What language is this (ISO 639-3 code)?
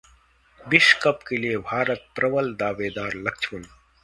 hin